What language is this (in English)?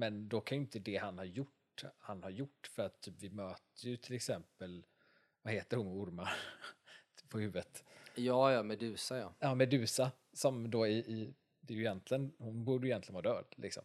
Swedish